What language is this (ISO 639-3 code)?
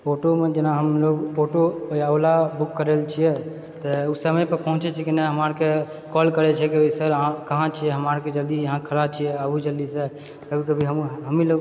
mai